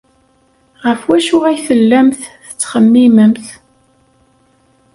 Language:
Kabyle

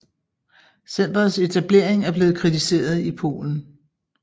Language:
Danish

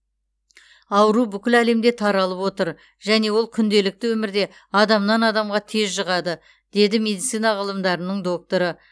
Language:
Kazakh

